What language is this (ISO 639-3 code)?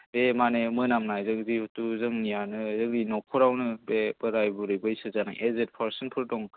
brx